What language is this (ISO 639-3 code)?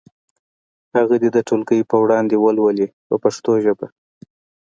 pus